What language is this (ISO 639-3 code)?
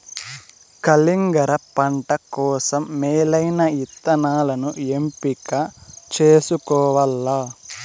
tel